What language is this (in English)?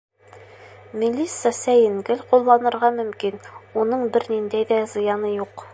Bashkir